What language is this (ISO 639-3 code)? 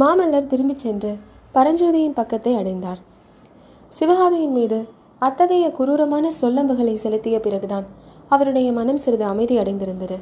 tam